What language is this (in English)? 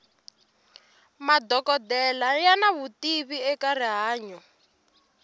Tsonga